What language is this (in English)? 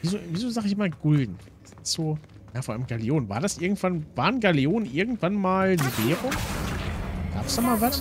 German